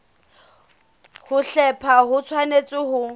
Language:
Southern Sotho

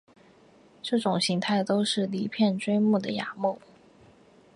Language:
Chinese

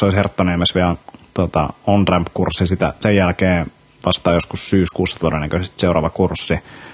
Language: Finnish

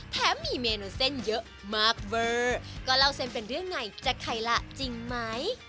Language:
Thai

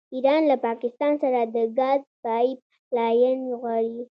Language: Pashto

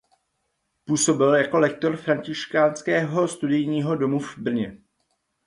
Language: Czech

